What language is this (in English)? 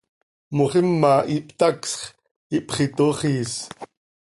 Seri